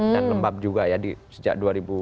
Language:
Indonesian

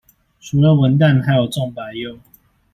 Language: Chinese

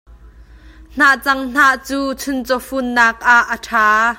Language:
Hakha Chin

